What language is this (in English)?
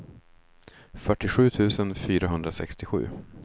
Swedish